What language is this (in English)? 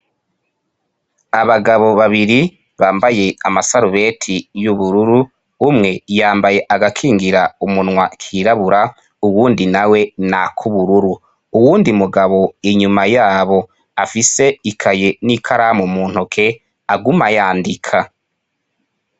Rundi